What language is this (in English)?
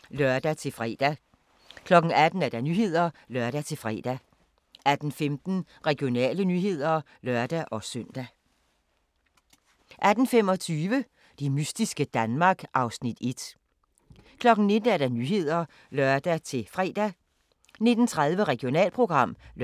Danish